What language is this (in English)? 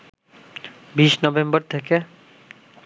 Bangla